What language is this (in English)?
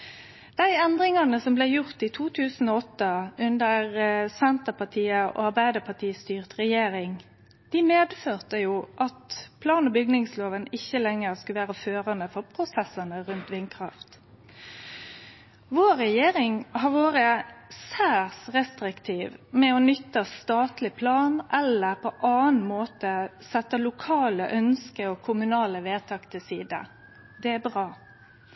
Norwegian Nynorsk